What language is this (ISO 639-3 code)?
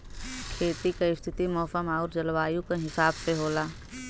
bho